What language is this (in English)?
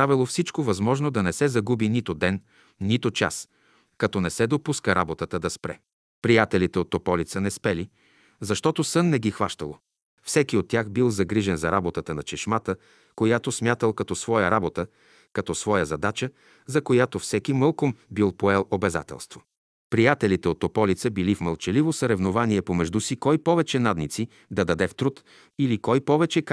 Bulgarian